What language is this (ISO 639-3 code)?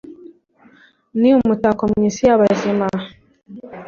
kin